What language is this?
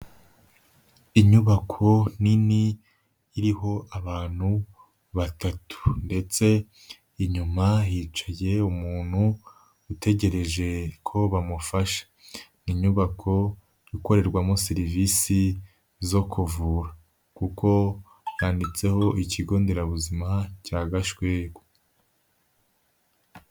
Kinyarwanda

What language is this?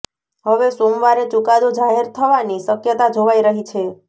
Gujarati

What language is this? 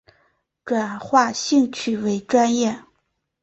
Chinese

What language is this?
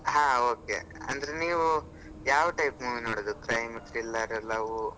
Kannada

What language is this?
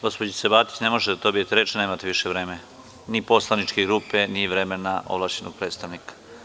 Serbian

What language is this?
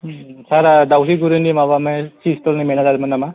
Bodo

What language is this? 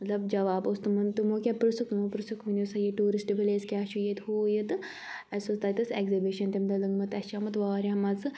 Kashmiri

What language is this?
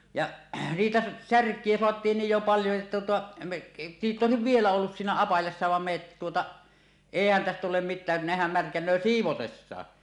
Finnish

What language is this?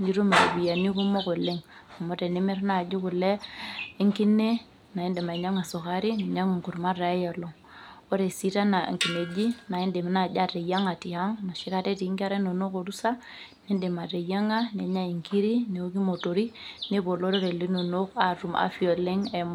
Masai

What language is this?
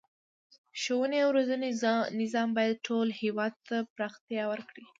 Pashto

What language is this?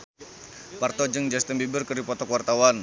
Sundanese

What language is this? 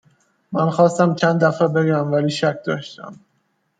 Persian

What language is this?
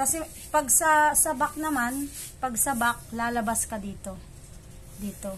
Filipino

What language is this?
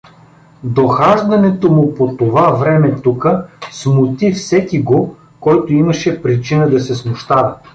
Bulgarian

